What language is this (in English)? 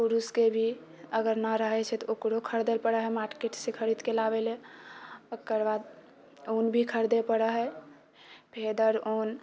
Maithili